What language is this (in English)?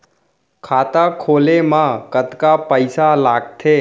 Chhattisgarhi